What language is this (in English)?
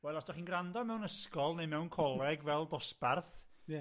Welsh